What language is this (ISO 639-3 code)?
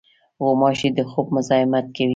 pus